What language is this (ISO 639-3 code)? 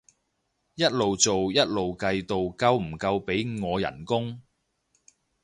yue